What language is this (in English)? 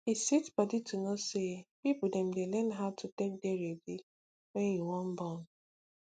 Nigerian Pidgin